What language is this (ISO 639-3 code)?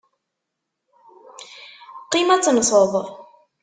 kab